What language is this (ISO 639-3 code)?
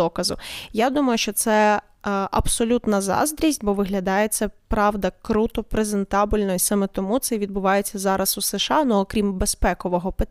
ukr